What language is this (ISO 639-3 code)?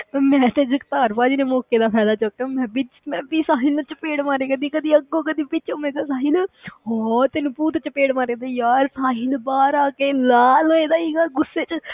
pan